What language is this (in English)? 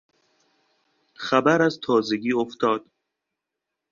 Persian